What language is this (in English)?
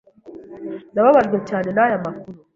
Kinyarwanda